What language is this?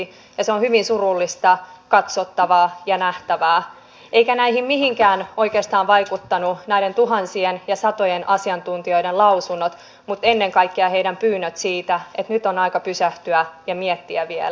Finnish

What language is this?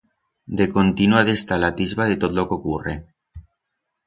Aragonese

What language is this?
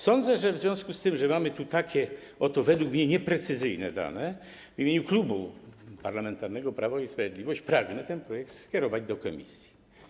Polish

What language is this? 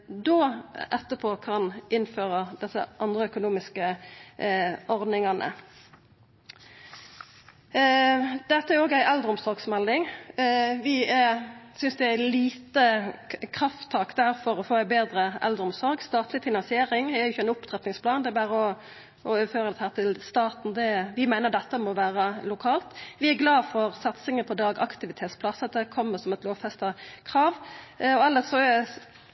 Norwegian Nynorsk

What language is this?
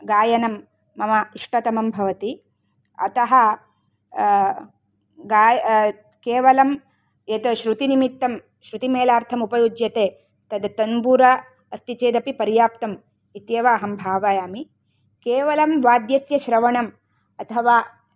Sanskrit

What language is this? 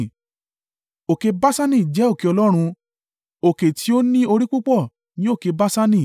Yoruba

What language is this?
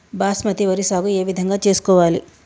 Telugu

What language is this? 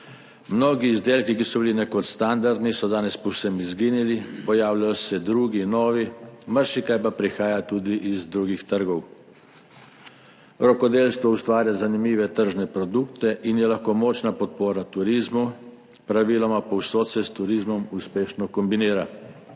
Slovenian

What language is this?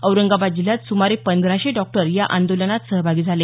Marathi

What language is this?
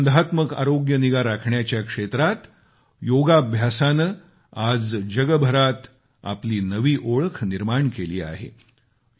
Marathi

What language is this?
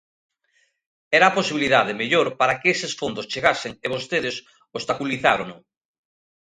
Galician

